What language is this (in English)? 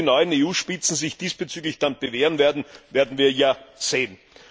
German